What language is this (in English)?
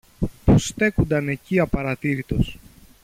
Greek